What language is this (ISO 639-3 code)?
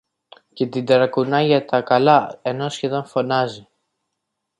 ell